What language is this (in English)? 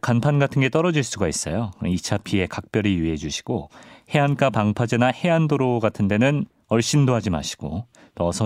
Korean